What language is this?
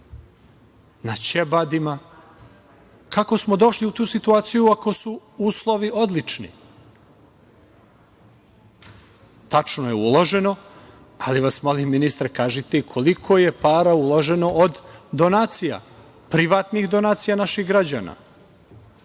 Serbian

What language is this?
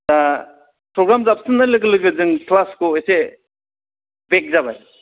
Bodo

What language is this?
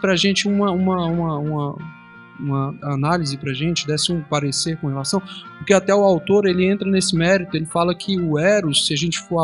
Portuguese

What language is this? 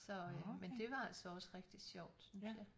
Danish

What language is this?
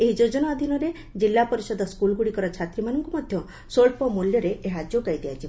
Odia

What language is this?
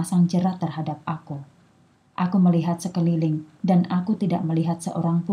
Indonesian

